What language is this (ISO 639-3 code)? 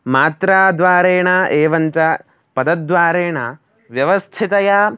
san